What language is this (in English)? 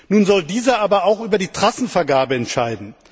German